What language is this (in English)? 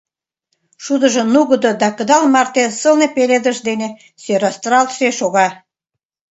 Mari